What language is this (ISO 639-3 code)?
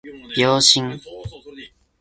jpn